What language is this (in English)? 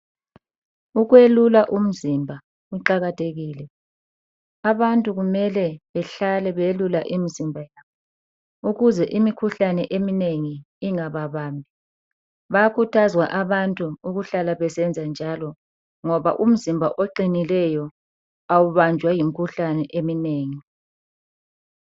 North Ndebele